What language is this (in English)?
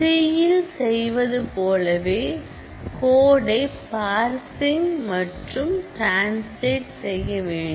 Tamil